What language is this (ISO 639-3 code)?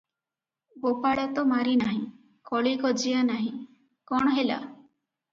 ori